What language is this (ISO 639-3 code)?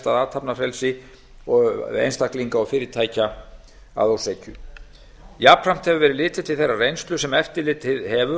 isl